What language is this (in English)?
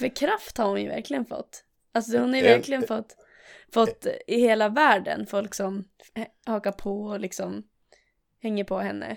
Swedish